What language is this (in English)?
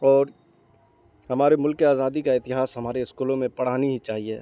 Urdu